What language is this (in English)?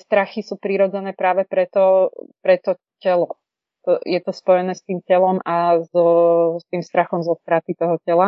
Czech